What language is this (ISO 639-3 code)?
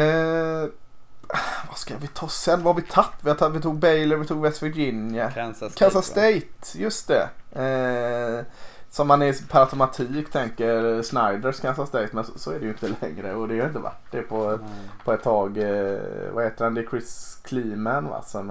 swe